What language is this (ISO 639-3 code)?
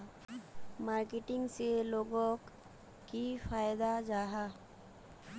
mag